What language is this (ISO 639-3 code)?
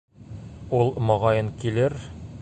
bak